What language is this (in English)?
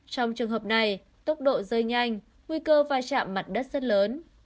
Vietnamese